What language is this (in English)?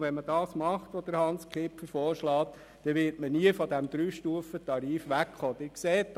Swiss German